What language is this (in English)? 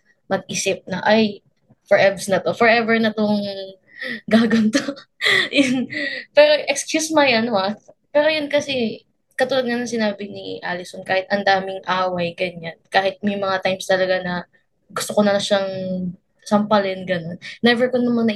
Filipino